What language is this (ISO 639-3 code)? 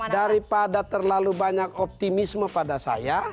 ind